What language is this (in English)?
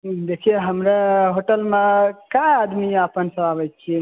Maithili